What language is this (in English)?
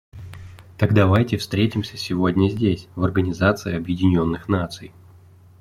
Russian